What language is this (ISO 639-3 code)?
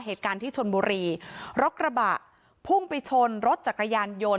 tha